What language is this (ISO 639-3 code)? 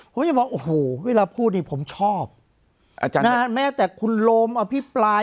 tha